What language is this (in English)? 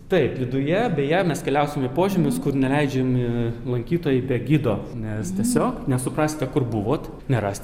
Lithuanian